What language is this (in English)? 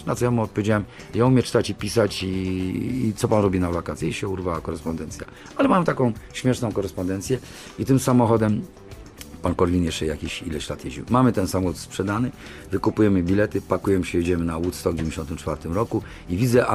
Polish